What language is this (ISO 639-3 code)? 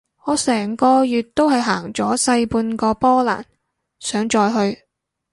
yue